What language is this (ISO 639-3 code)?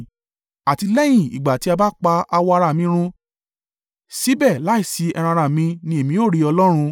yor